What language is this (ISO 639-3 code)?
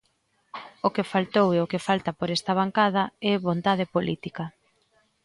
glg